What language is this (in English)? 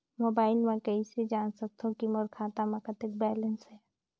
Chhattisgarhi